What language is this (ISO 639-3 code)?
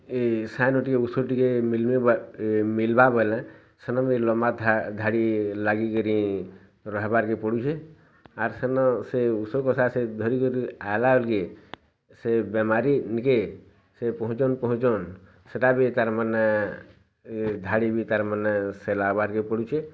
ori